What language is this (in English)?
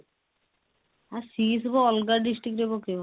Odia